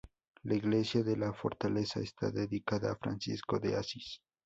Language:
Spanish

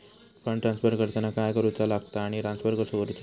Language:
Marathi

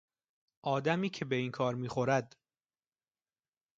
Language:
Persian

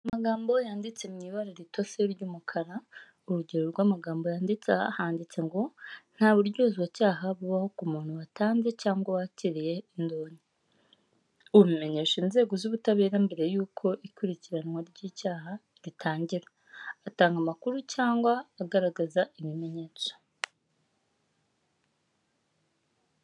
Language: Kinyarwanda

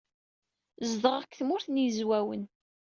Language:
Kabyle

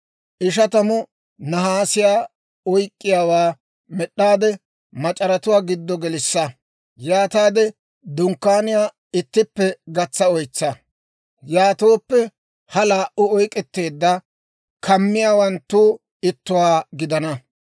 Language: Dawro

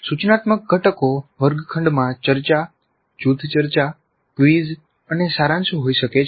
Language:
Gujarati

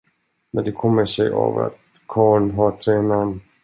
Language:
Swedish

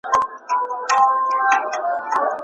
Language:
Pashto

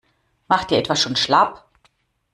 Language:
German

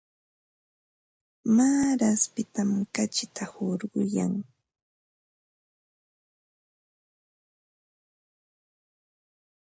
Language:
Ambo-Pasco Quechua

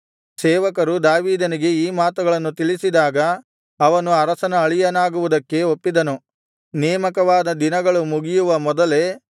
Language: Kannada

